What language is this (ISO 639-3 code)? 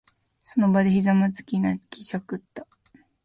jpn